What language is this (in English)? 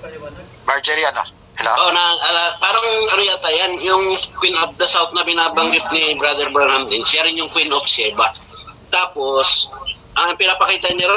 Filipino